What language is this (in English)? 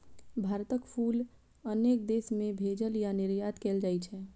Maithili